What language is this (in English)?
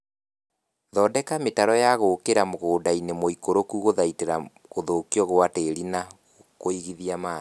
Kikuyu